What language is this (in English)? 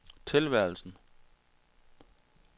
Danish